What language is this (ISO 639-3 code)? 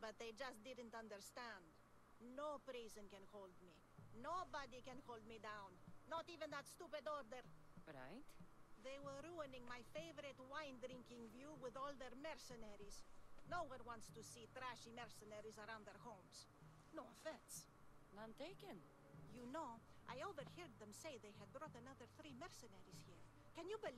eng